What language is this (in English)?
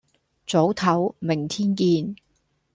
Cantonese